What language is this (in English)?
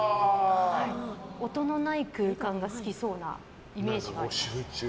Japanese